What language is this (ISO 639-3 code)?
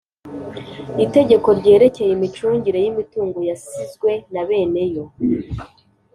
kin